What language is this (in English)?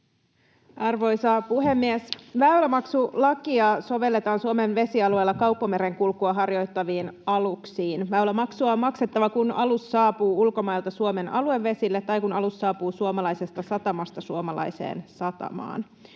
Finnish